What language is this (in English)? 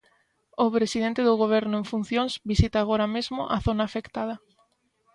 Galician